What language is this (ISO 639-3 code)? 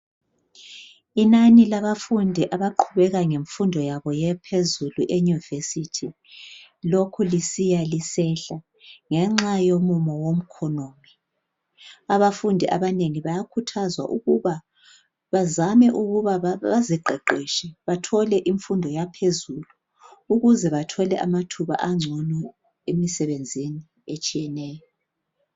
nde